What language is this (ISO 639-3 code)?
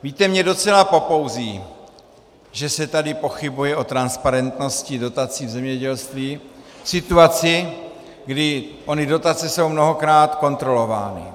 ces